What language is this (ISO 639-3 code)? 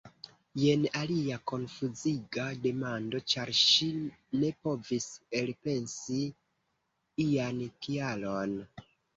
epo